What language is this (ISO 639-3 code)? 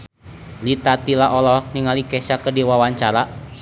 sun